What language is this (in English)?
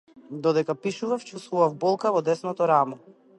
Macedonian